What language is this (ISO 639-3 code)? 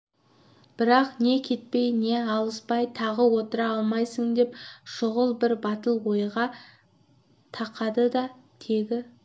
kaz